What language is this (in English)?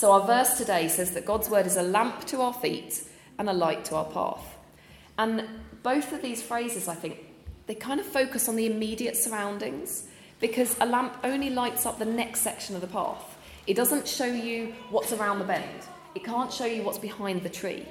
English